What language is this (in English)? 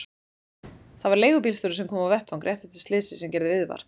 Icelandic